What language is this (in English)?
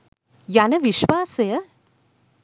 Sinhala